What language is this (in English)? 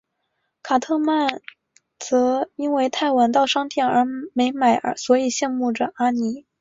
Chinese